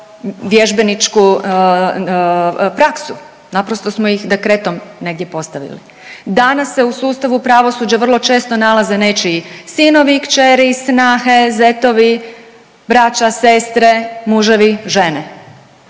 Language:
Croatian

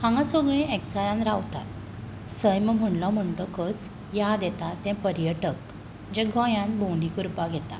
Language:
Konkani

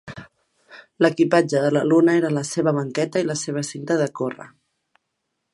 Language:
Catalan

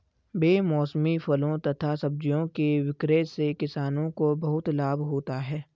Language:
Hindi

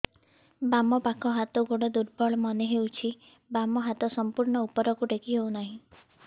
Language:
Odia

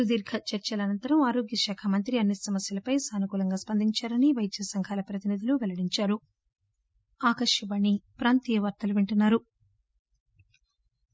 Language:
Telugu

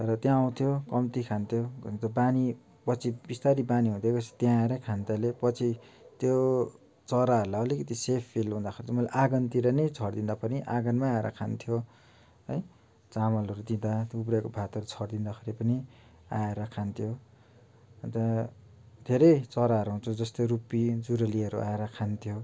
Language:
Nepali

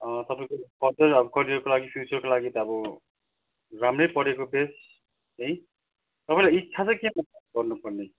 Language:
Nepali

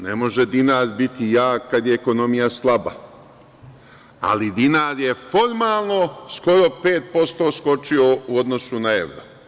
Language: Serbian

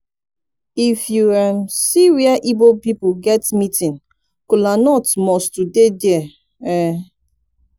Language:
Nigerian Pidgin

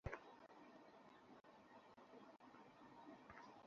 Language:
Bangla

